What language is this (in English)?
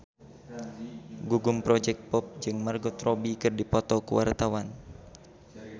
Sundanese